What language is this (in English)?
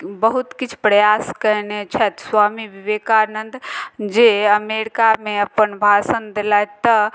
Maithili